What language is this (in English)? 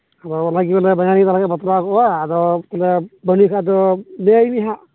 Santali